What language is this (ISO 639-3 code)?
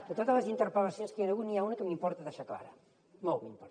cat